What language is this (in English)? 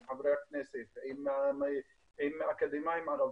Hebrew